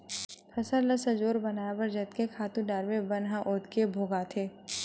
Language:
Chhattisgarhi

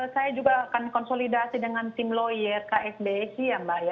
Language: Indonesian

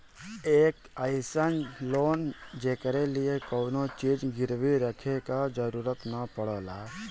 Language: Bhojpuri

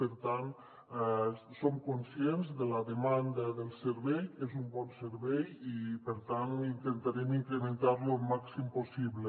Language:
Catalan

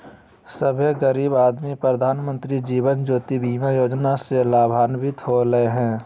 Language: Magahi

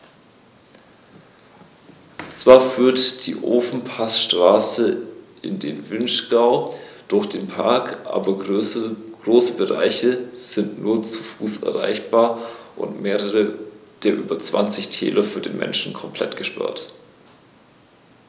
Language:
German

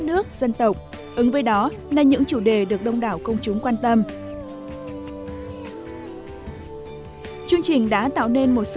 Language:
Vietnamese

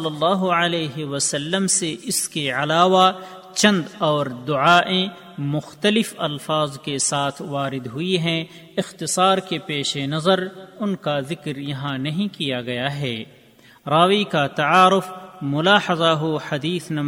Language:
Urdu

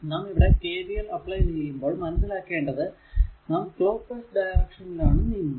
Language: Malayalam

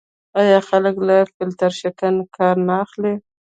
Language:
Pashto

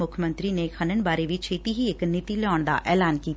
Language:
Punjabi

